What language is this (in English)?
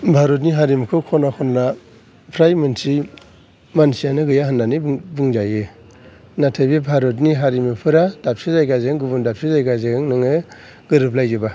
Bodo